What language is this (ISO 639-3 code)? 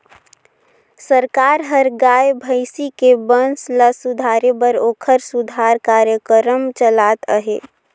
hne